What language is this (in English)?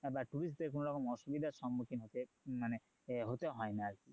Bangla